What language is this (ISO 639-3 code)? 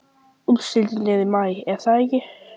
isl